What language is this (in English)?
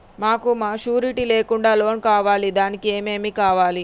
Telugu